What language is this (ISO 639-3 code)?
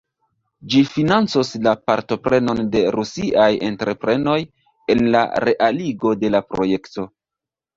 epo